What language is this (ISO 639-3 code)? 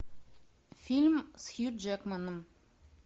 rus